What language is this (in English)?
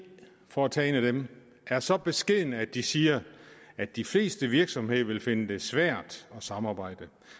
Danish